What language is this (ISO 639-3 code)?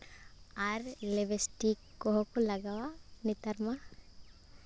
sat